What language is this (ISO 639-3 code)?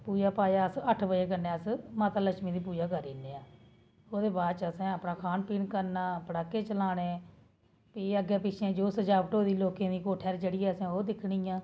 doi